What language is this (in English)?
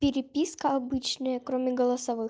Russian